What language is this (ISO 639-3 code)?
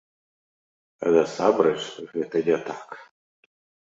bel